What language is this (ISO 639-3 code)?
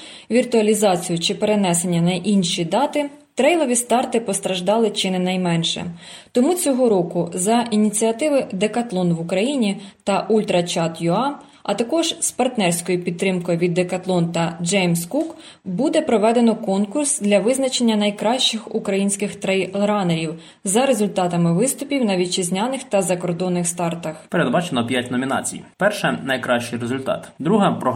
ukr